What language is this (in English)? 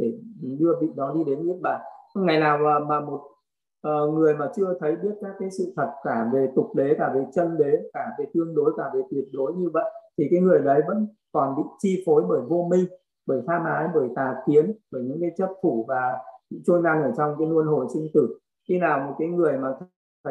Vietnamese